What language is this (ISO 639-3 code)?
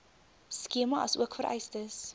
afr